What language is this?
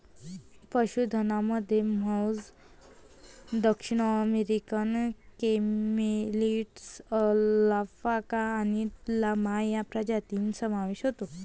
Marathi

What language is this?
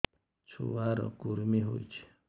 Odia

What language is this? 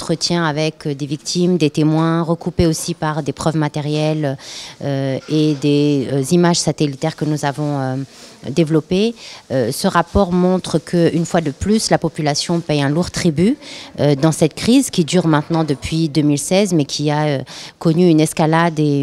French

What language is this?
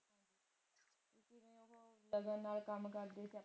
Punjabi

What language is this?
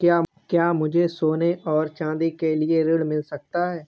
Hindi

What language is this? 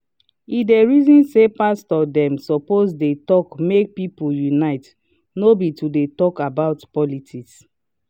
Nigerian Pidgin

